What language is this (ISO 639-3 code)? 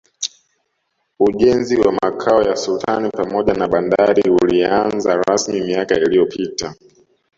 swa